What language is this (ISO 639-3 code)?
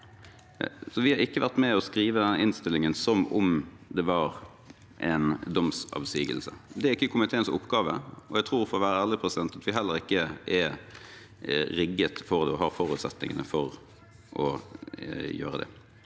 nor